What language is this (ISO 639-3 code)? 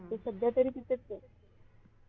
mar